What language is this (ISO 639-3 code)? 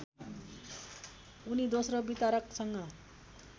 nep